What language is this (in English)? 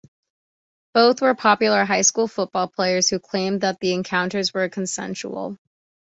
English